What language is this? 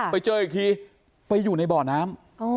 Thai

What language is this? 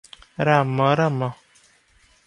Odia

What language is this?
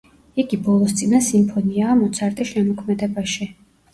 Georgian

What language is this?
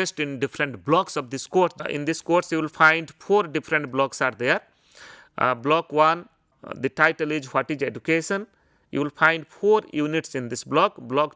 English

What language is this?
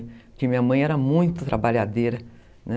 Portuguese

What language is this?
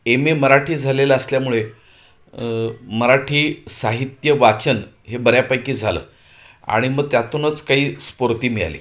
Marathi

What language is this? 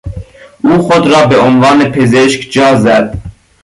Persian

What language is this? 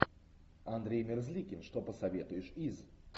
Russian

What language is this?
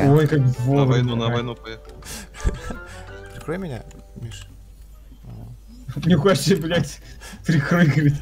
Russian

